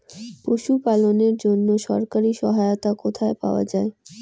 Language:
Bangla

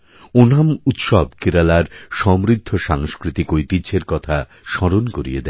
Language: Bangla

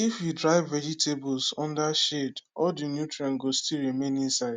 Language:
Nigerian Pidgin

